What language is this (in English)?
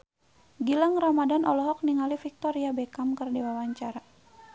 Sundanese